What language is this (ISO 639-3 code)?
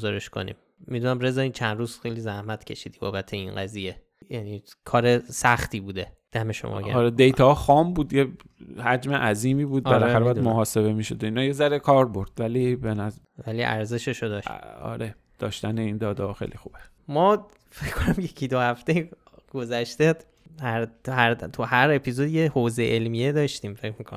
fas